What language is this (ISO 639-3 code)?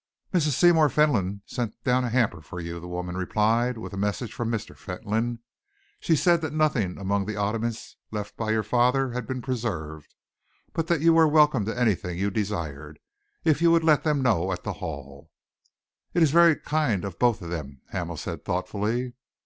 eng